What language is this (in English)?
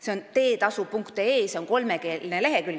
Estonian